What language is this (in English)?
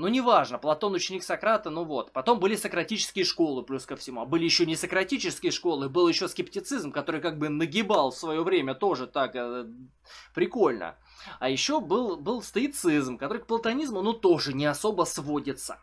Russian